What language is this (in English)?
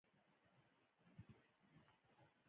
Pashto